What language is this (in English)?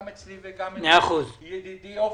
Hebrew